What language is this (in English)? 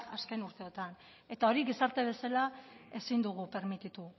Basque